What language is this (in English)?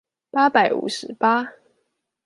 Chinese